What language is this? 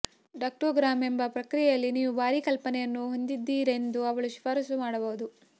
Kannada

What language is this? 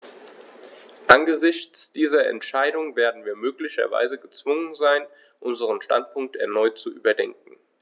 German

